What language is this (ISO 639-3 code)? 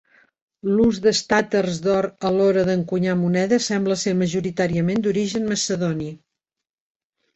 cat